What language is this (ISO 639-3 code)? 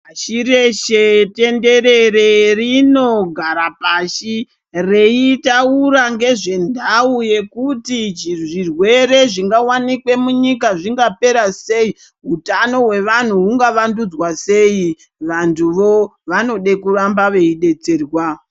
ndc